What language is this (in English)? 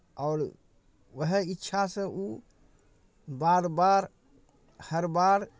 Maithili